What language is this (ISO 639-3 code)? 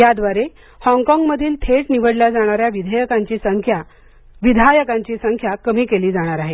mar